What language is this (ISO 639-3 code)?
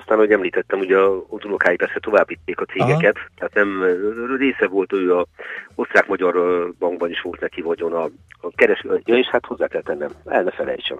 hun